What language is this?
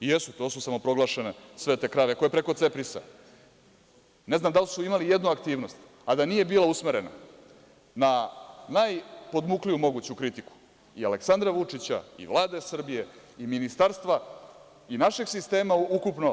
Serbian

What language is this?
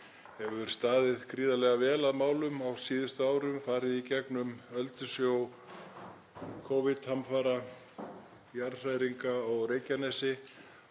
Icelandic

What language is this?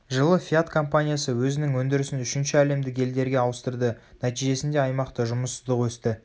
Kazakh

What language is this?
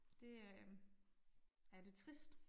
Danish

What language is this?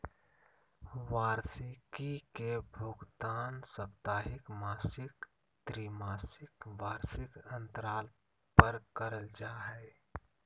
Magahi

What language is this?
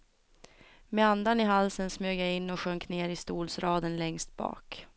Swedish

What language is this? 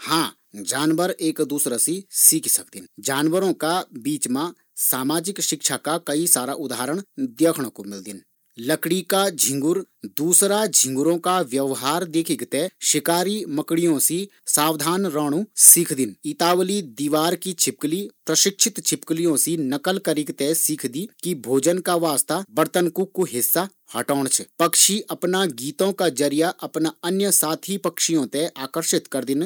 Garhwali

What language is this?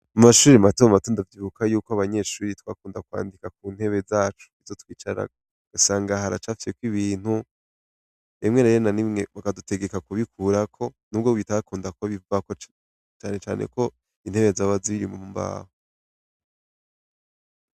Rundi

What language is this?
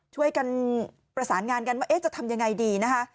Thai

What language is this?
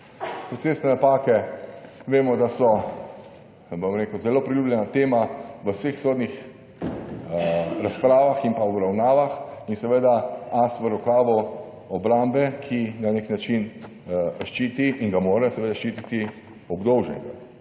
Slovenian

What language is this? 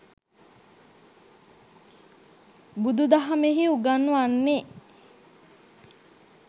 Sinhala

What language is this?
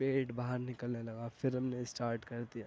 Urdu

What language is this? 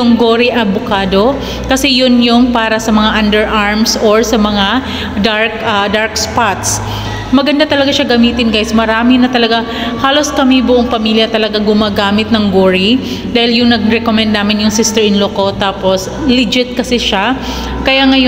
Filipino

